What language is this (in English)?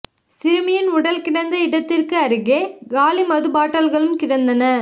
Tamil